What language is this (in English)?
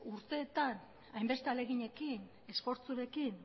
Basque